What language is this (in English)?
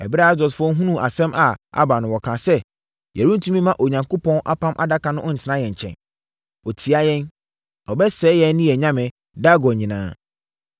Akan